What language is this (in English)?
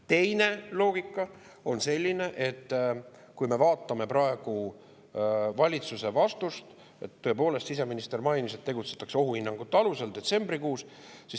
Estonian